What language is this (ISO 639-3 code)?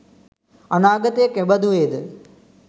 sin